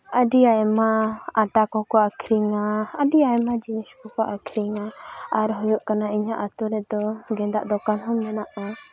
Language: Santali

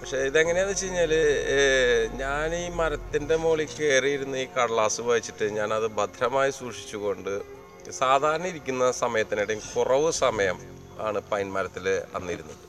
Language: Malayalam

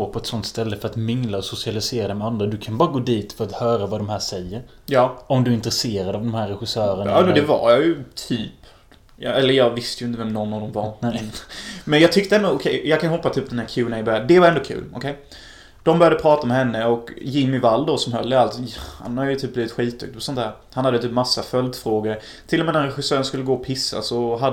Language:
Swedish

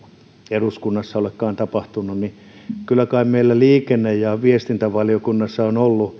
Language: Finnish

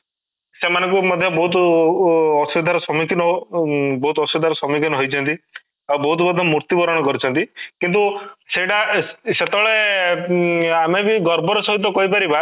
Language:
Odia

